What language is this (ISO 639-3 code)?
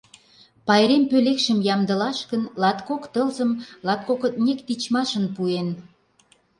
chm